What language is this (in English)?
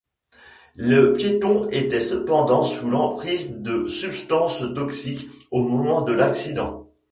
French